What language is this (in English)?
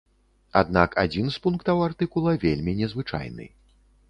Belarusian